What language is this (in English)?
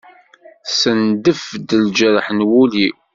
Kabyle